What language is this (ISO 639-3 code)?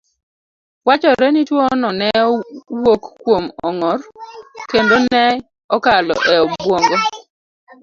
luo